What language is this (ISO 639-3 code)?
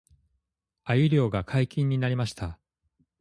jpn